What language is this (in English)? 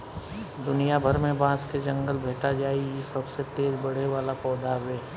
Bhojpuri